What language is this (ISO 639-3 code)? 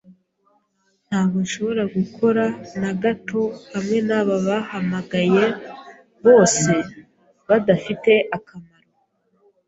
kin